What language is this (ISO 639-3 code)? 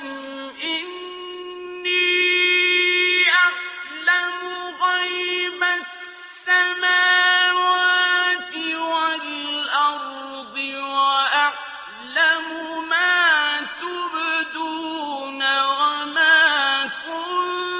ara